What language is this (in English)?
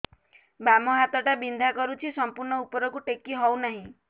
Odia